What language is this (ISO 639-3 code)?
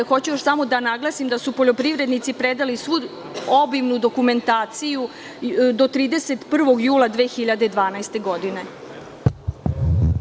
srp